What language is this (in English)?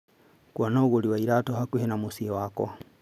Kikuyu